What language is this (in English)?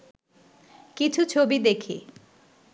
Bangla